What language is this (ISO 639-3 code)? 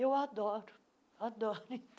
por